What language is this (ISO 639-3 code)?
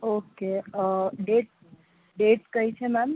guj